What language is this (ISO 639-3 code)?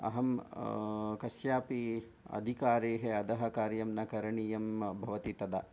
san